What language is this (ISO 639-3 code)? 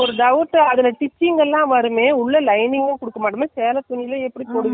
tam